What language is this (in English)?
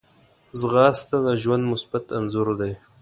Pashto